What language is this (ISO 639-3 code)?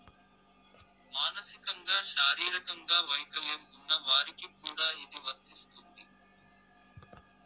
tel